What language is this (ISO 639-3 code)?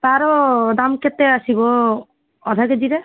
ori